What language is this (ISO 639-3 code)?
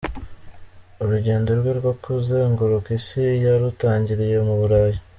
kin